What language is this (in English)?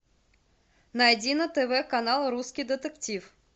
Russian